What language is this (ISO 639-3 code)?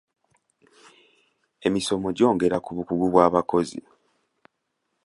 lug